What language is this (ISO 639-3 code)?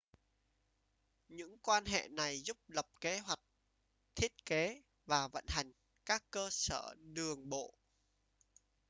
vie